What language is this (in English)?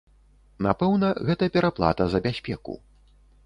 Belarusian